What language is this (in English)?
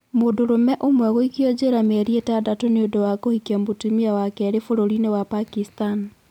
Kikuyu